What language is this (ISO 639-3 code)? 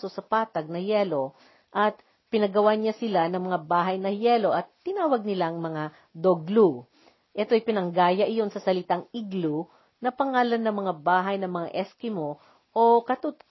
fil